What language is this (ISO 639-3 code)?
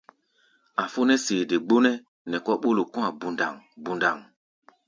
gba